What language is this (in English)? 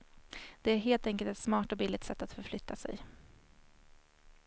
Swedish